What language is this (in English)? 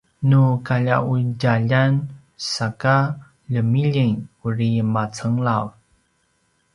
Paiwan